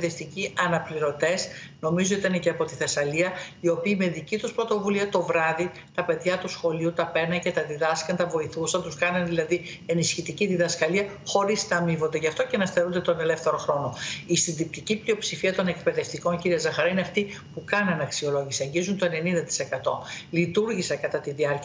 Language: Greek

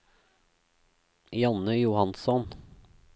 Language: Norwegian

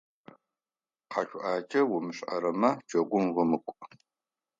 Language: Adyghe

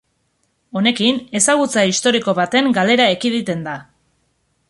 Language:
Basque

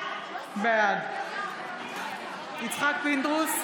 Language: Hebrew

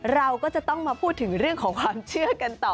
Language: Thai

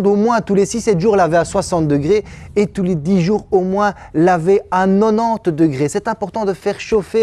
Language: French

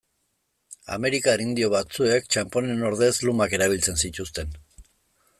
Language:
Basque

